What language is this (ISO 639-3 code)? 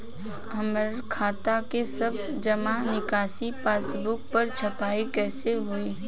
bho